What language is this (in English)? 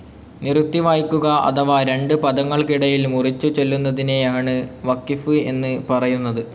Malayalam